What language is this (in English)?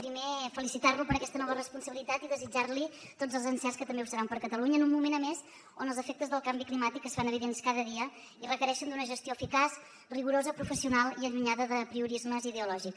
Catalan